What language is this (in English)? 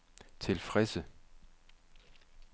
Danish